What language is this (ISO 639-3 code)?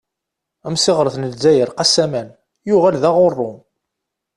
kab